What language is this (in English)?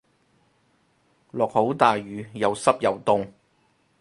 Cantonese